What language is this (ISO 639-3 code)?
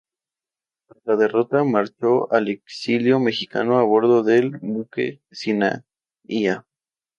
spa